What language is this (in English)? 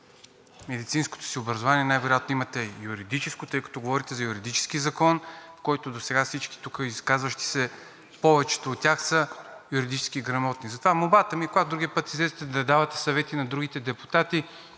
Bulgarian